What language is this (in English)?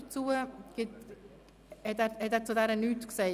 Swiss German